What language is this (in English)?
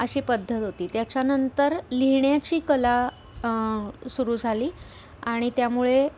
Marathi